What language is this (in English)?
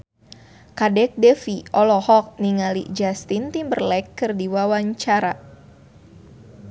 Sundanese